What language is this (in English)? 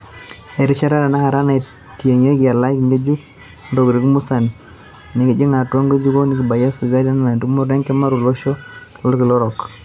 Masai